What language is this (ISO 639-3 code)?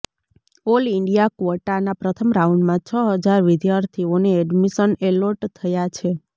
guj